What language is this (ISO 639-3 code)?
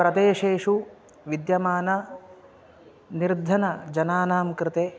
san